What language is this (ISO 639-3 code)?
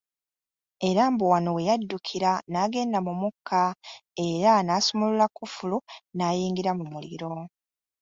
lug